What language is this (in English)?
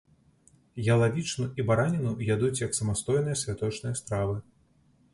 Belarusian